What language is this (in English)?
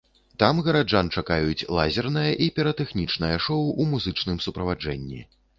Belarusian